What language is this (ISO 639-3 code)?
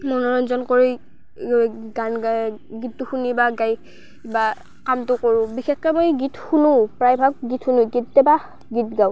asm